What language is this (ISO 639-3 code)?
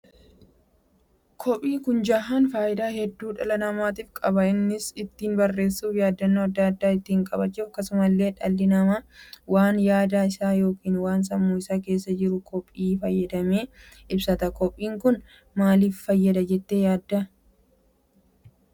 orm